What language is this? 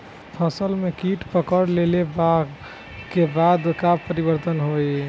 Bhojpuri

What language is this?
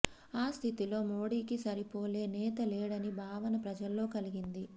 Telugu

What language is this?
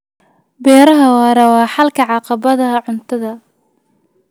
Somali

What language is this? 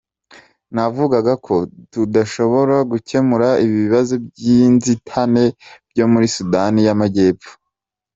Kinyarwanda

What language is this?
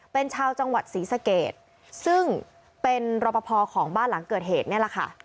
Thai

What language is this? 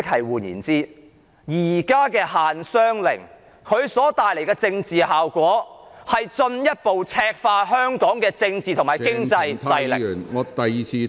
Cantonese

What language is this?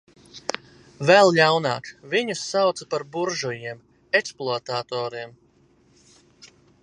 Latvian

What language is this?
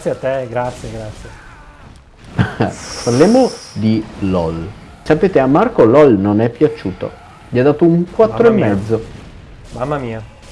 Italian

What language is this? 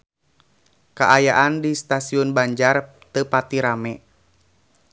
Sundanese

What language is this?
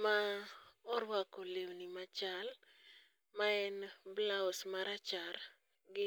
Luo (Kenya and Tanzania)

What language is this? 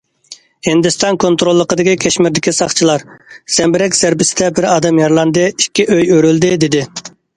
Uyghur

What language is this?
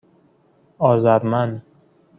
Persian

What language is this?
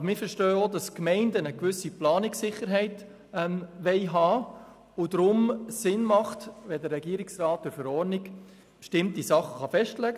Swiss German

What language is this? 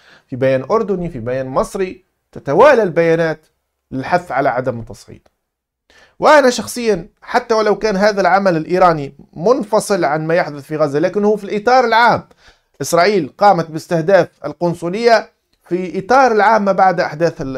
Arabic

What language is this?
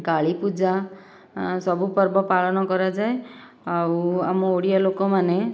Odia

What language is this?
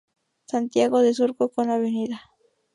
Spanish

